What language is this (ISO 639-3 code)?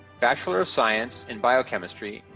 eng